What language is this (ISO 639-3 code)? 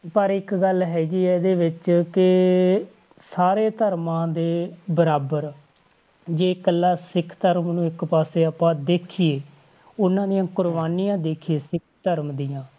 pan